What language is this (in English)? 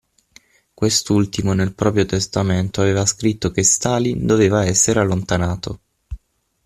Italian